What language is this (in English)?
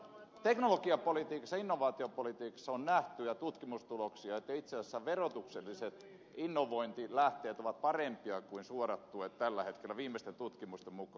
Finnish